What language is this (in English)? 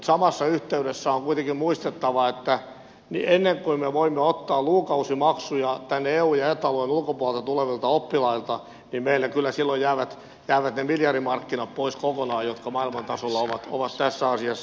Finnish